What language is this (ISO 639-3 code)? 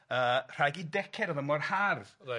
cym